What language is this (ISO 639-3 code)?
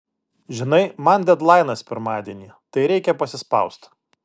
lit